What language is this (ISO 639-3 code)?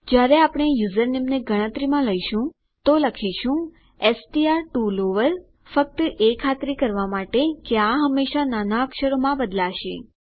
guj